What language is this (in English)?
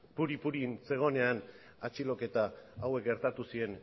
Basque